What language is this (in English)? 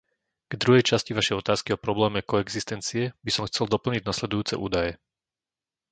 Slovak